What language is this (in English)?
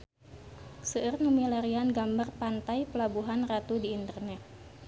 Sundanese